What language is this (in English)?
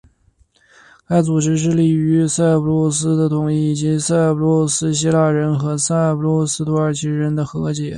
Chinese